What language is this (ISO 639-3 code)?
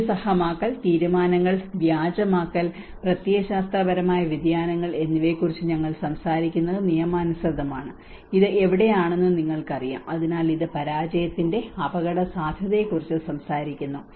mal